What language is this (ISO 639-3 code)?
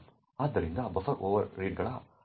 kan